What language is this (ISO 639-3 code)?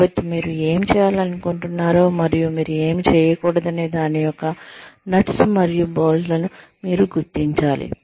tel